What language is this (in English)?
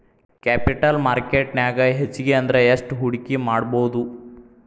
Kannada